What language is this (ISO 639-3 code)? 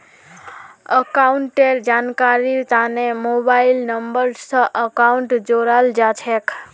mag